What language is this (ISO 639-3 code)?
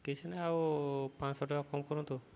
ori